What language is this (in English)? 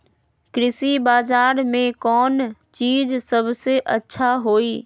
Magahi